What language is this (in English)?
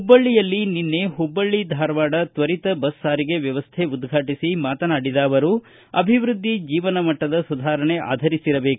Kannada